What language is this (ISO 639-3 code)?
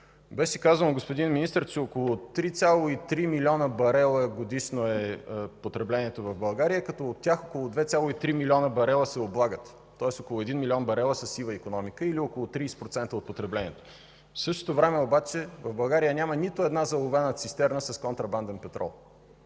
bul